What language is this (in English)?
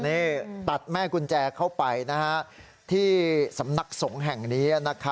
Thai